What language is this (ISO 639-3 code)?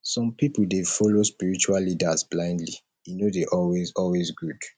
pcm